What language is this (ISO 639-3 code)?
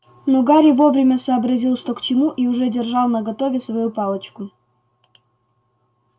rus